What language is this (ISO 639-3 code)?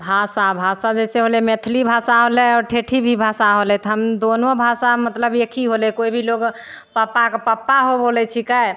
mai